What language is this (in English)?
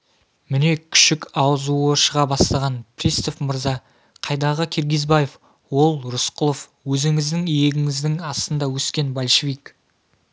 Kazakh